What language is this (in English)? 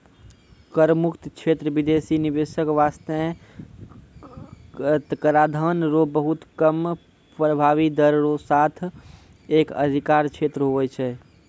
Maithili